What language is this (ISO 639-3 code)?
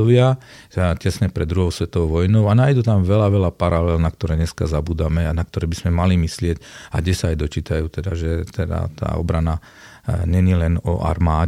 slk